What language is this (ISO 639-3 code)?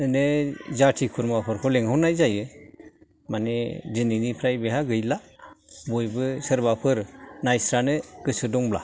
brx